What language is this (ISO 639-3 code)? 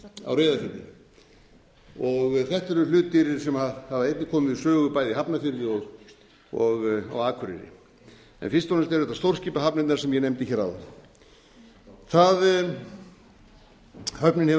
isl